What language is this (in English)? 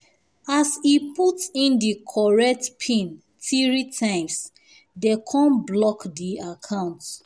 Nigerian Pidgin